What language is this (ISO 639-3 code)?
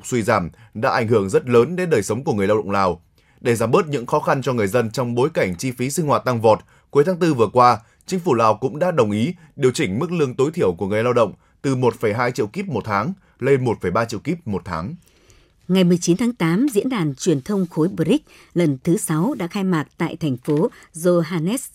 vie